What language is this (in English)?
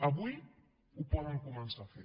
Catalan